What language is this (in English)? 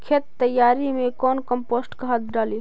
Magahi